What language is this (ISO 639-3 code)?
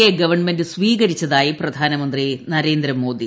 mal